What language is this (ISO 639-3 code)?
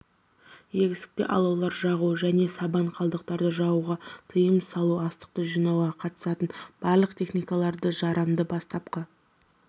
kaz